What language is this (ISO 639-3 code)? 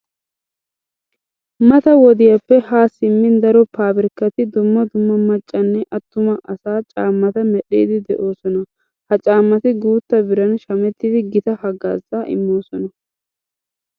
wal